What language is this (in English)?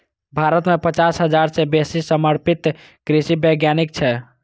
Maithili